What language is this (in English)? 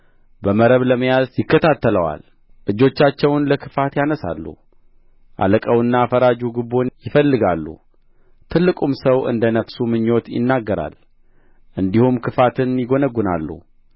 Amharic